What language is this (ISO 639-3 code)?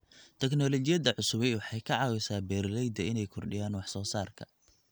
som